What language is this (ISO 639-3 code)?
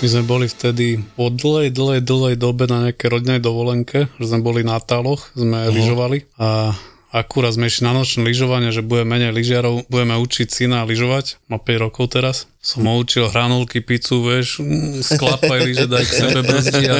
slk